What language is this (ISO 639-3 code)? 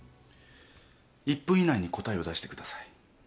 jpn